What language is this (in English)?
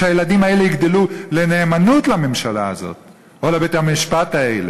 Hebrew